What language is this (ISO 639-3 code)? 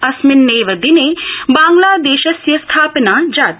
san